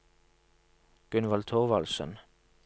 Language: Norwegian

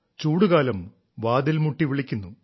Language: Malayalam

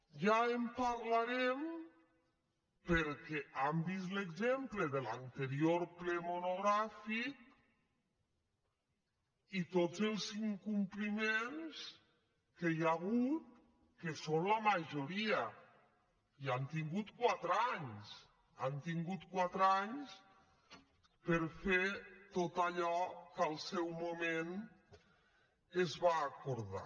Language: Catalan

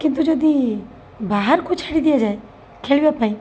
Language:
Odia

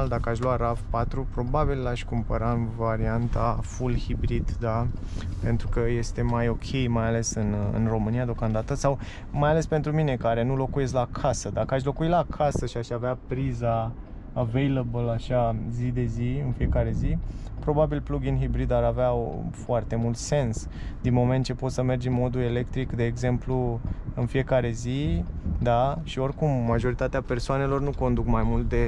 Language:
Romanian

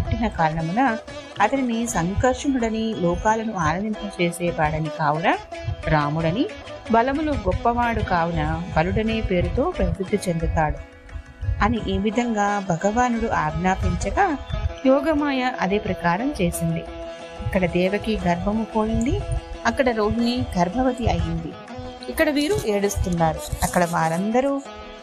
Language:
Telugu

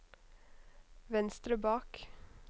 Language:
Norwegian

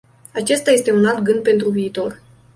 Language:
Romanian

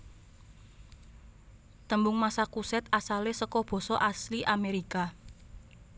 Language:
Javanese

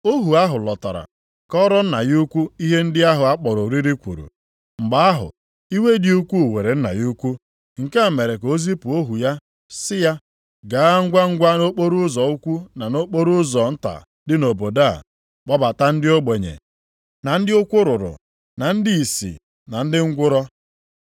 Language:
Igbo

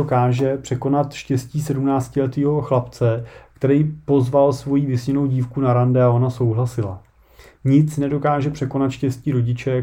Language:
Czech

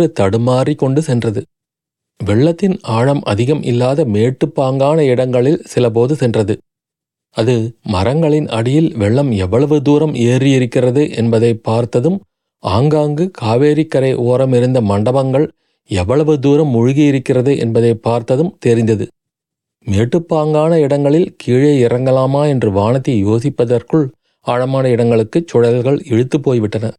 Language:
Tamil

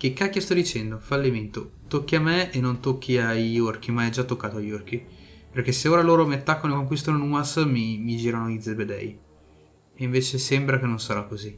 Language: Italian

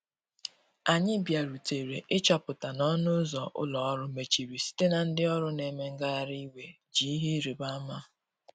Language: Igbo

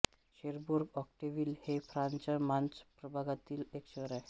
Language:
Marathi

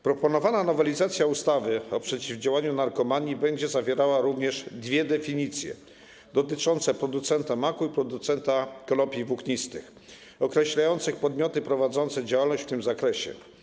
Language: Polish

